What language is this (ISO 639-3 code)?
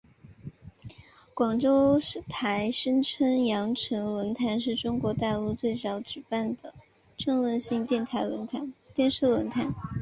zho